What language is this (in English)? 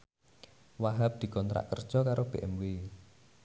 Javanese